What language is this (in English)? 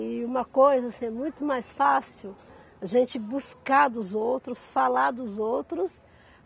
Portuguese